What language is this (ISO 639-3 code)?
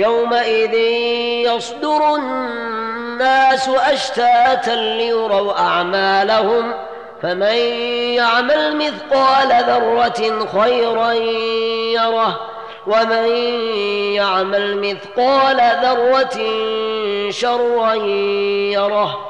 ara